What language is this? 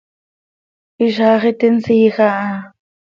Seri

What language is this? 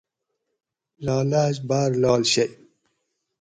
Gawri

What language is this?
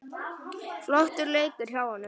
Icelandic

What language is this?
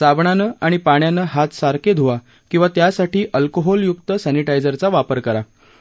Marathi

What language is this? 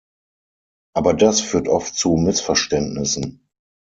German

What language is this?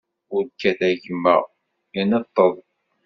Kabyle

